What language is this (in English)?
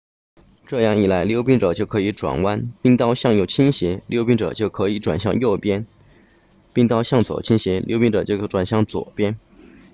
Chinese